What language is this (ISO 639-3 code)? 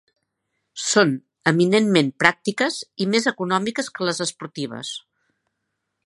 cat